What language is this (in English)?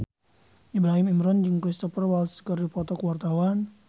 Sundanese